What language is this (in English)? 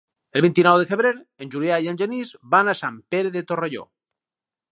Catalan